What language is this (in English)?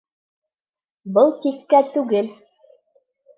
Bashkir